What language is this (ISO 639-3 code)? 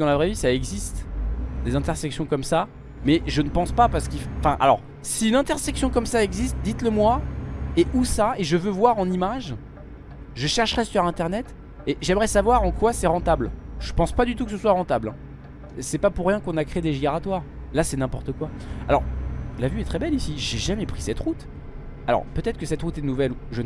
fra